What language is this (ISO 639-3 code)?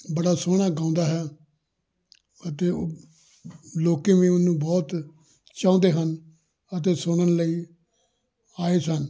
pan